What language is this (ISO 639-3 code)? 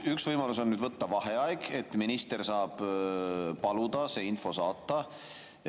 est